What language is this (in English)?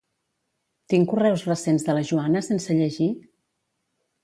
Catalan